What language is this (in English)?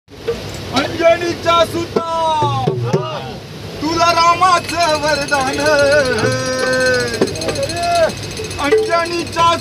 Arabic